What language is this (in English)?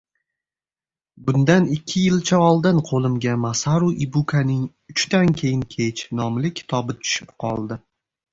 Uzbek